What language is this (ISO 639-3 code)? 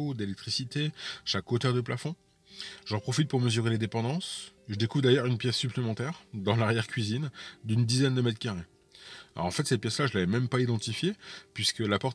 fra